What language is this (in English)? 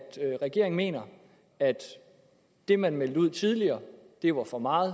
Danish